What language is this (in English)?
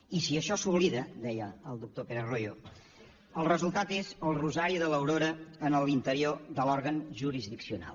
Catalan